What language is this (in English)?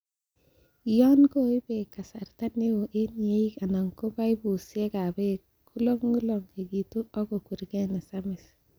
Kalenjin